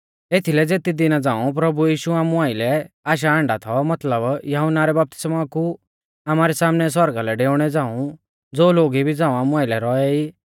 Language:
Mahasu Pahari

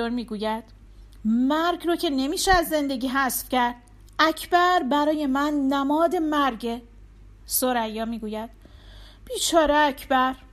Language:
Persian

